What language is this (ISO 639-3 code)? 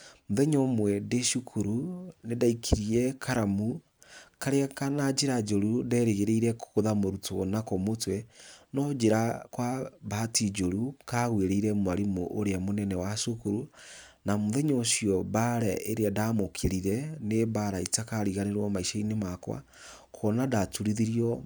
kik